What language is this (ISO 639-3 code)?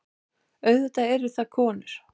isl